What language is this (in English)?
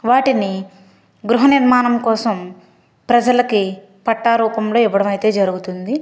Telugu